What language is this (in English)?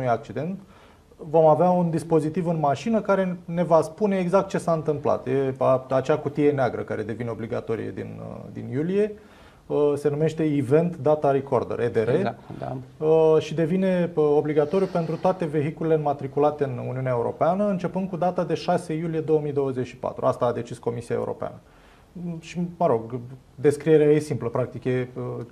Romanian